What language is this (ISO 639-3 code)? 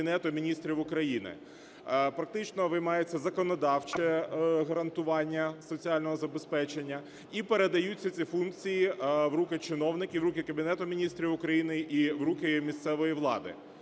ukr